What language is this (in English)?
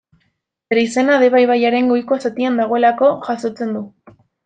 Basque